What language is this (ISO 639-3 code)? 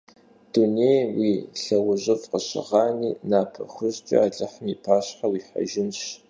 kbd